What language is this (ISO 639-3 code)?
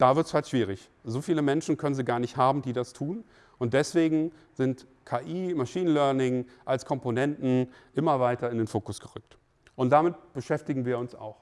deu